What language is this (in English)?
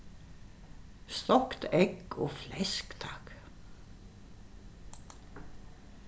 Faroese